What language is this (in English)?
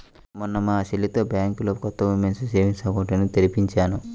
Telugu